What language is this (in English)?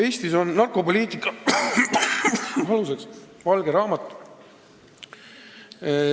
Estonian